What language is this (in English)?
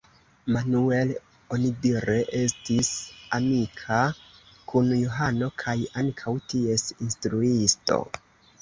Esperanto